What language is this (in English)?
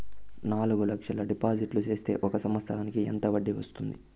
Telugu